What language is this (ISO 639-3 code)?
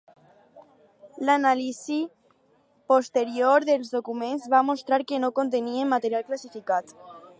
cat